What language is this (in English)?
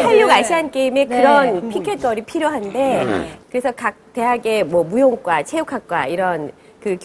Korean